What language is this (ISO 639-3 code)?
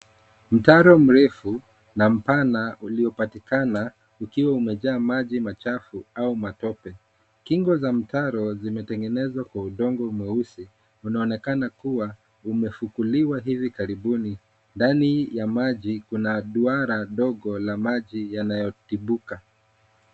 swa